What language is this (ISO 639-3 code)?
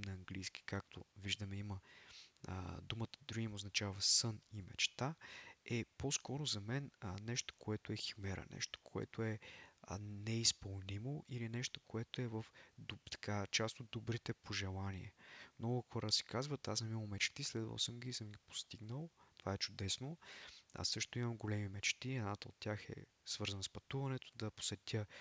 bul